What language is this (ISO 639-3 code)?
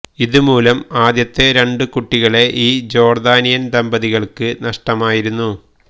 mal